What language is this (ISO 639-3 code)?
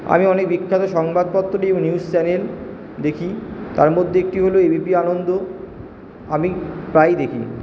ben